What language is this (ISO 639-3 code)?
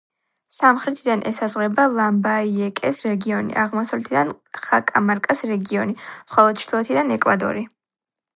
kat